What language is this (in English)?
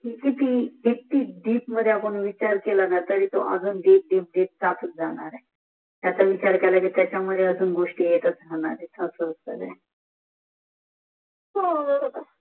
Marathi